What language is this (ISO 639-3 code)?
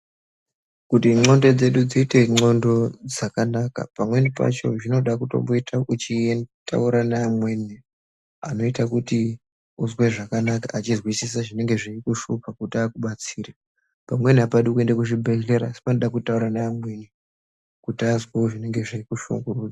ndc